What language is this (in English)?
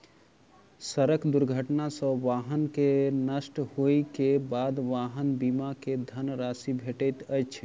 Maithili